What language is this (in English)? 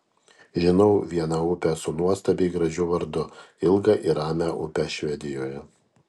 Lithuanian